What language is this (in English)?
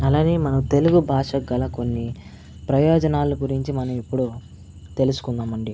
Telugu